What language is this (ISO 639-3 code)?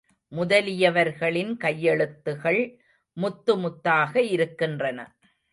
tam